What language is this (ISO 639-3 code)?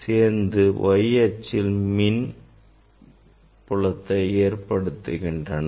tam